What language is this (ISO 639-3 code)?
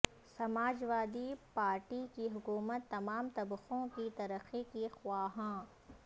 urd